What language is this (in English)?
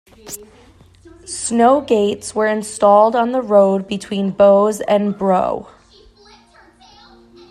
English